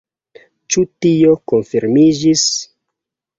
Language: Esperanto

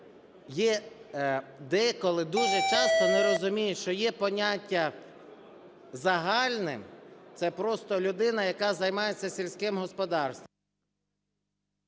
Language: Ukrainian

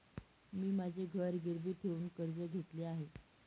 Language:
Marathi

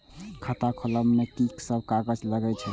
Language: Maithili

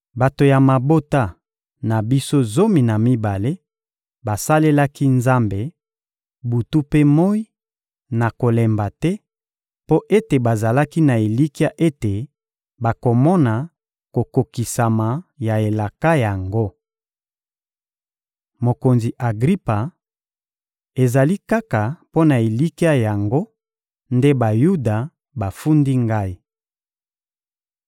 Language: Lingala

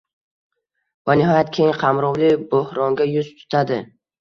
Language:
Uzbek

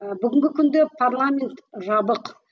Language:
Kazakh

